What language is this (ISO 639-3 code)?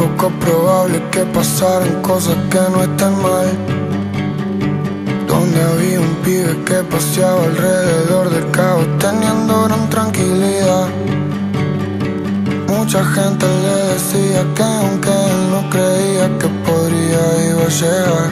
ron